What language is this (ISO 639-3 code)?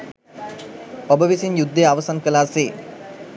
sin